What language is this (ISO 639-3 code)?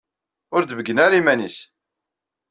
kab